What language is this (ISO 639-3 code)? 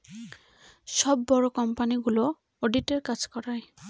ben